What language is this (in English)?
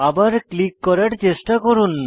Bangla